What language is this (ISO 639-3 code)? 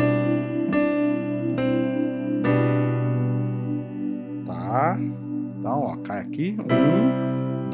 por